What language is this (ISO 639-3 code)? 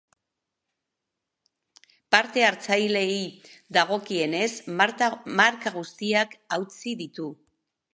eus